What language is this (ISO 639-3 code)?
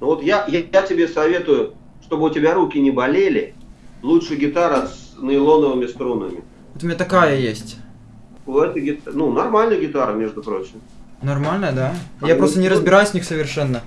rus